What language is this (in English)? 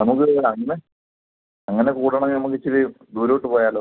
Malayalam